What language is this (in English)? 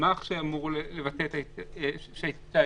Hebrew